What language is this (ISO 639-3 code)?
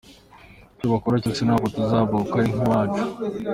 kin